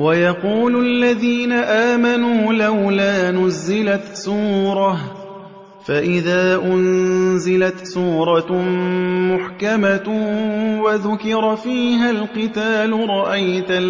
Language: Arabic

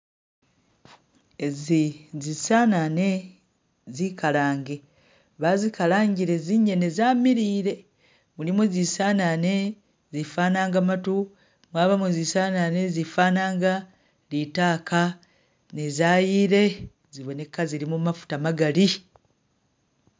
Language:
Masaaba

